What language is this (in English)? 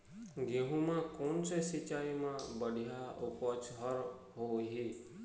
Chhattisgarhi